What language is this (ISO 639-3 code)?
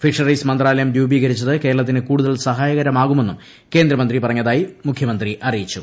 mal